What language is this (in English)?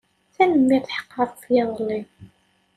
Kabyle